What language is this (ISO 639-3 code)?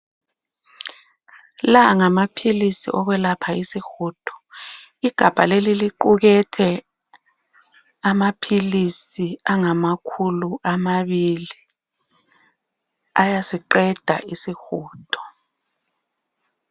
nde